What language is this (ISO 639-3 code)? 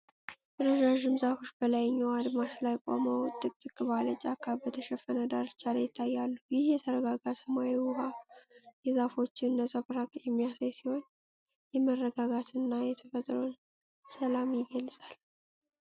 amh